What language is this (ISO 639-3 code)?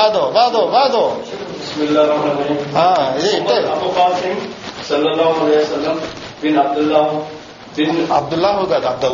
tel